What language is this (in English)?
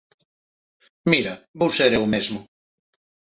Galician